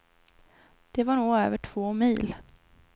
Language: Swedish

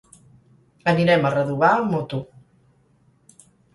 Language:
Catalan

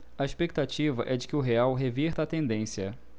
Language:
Portuguese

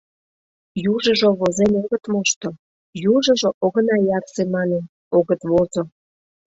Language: Mari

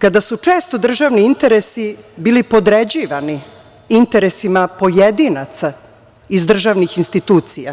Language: Serbian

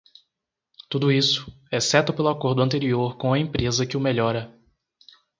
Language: Portuguese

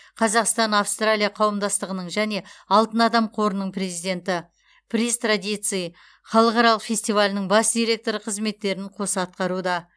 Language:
Kazakh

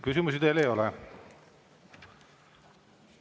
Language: Estonian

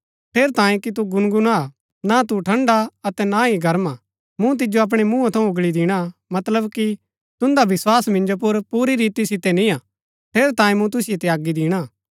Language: Gaddi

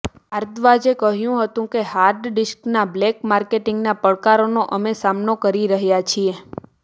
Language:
Gujarati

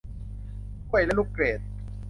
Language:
Thai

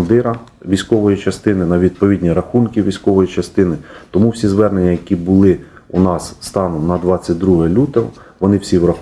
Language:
Ukrainian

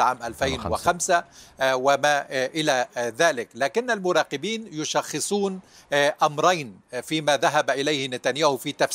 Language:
Arabic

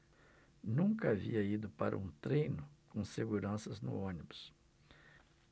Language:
Portuguese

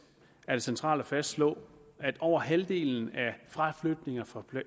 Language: Danish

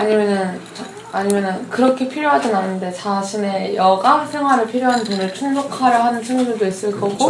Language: Korean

